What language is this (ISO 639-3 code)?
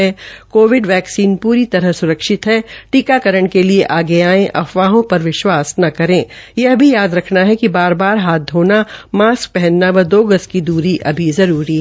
hin